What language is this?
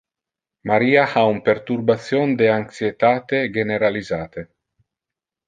Interlingua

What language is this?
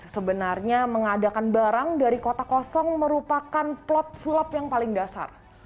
Indonesian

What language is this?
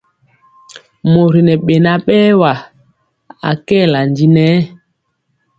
Mpiemo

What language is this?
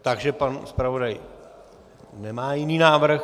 Czech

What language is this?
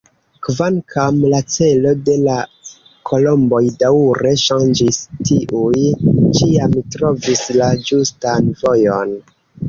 Esperanto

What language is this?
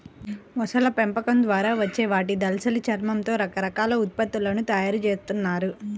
Telugu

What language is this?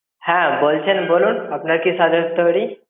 Bangla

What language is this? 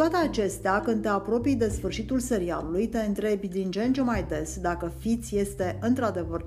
Romanian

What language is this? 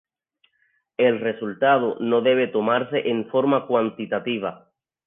Spanish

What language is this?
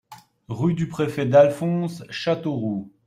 French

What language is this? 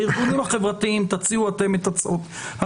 Hebrew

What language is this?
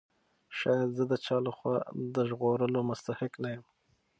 Pashto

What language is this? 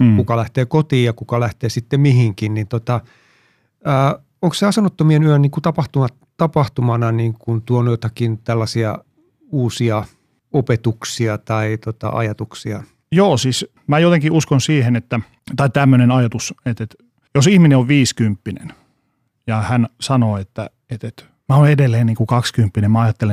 Finnish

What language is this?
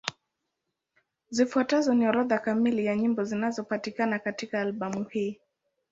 Swahili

